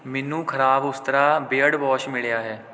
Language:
Punjabi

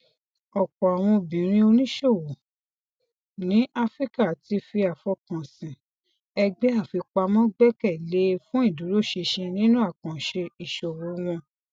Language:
Yoruba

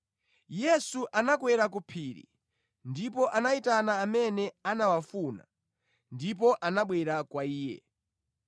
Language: Nyanja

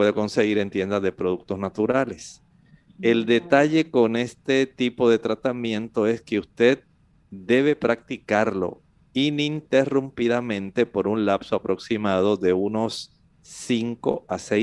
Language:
Spanish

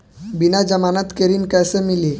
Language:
Bhojpuri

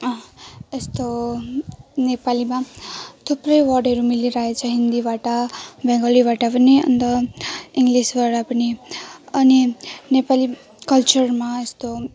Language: Nepali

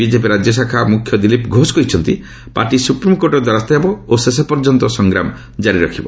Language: Odia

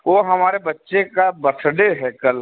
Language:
Hindi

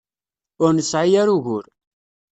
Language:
Kabyle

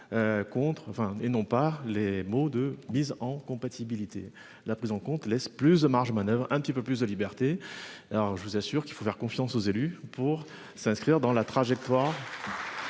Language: French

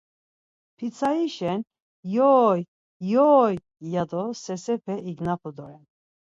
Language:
Laz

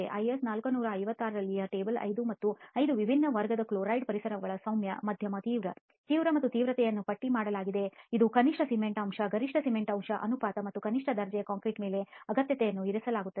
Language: Kannada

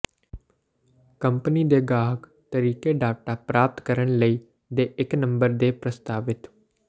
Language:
Punjabi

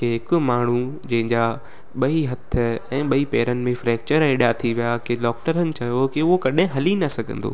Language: Sindhi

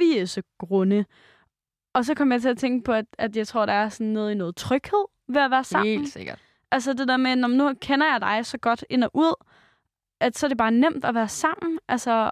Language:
Danish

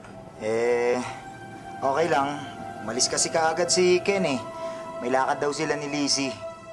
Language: Filipino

